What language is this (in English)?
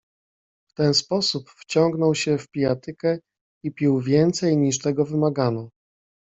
Polish